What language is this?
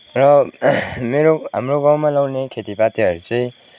Nepali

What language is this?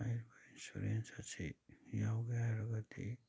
Manipuri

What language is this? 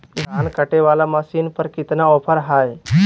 Magahi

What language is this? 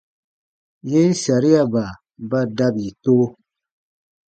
Baatonum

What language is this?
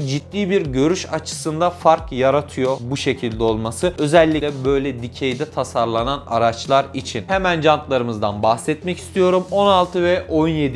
Turkish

